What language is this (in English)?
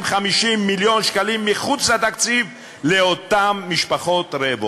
Hebrew